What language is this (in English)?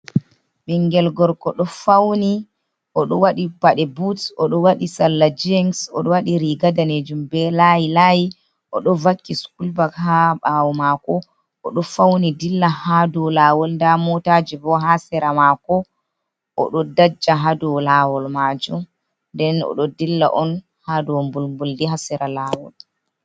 Fula